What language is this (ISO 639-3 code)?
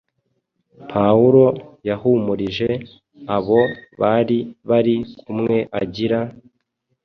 kin